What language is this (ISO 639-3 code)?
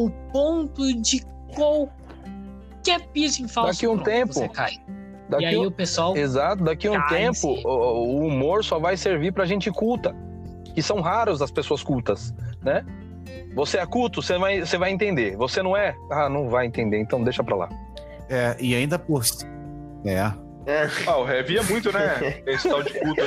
por